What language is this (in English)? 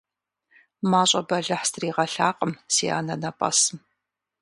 Kabardian